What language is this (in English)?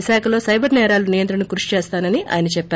Telugu